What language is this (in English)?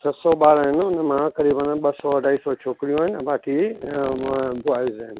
Sindhi